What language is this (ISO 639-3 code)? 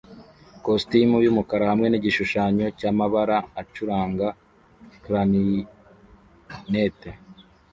kin